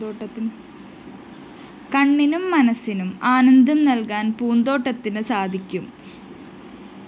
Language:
Malayalam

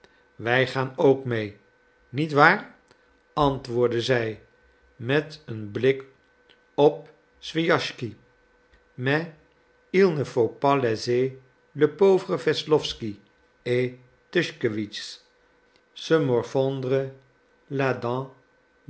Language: Dutch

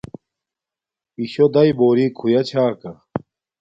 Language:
Domaaki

